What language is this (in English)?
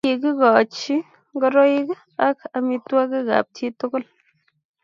Kalenjin